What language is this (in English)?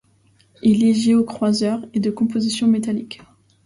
French